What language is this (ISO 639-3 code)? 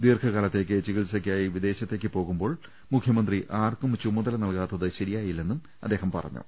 mal